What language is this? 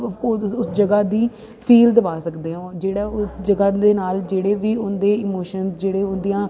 Punjabi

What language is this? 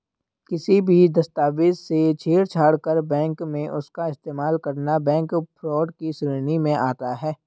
Hindi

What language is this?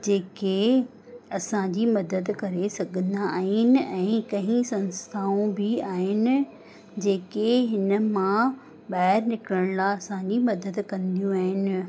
Sindhi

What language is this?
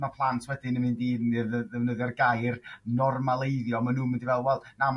Welsh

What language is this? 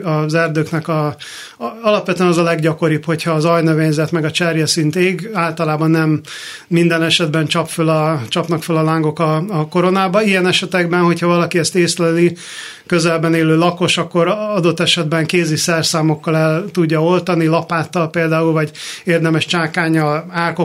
Hungarian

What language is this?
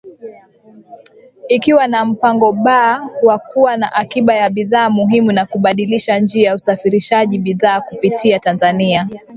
Swahili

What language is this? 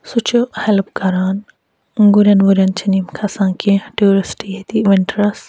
Kashmiri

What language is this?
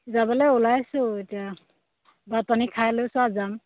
Assamese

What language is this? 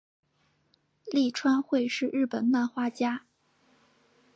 Chinese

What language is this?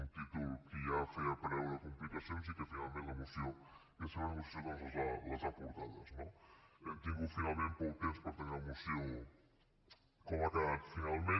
Catalan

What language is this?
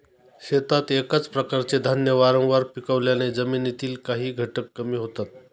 Marathi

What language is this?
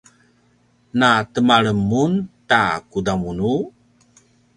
Paiwan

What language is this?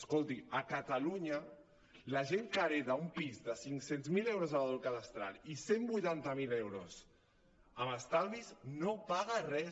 Catalan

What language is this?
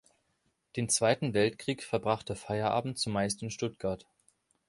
German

